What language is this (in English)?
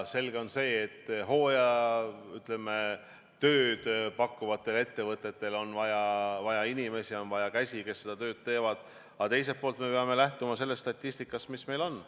Estonian